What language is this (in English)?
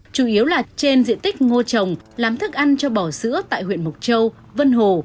Vietnamese